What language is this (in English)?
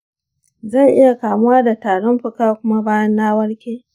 Hausa